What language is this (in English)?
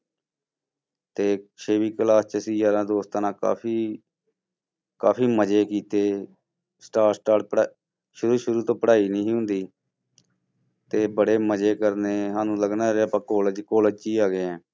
Punjabi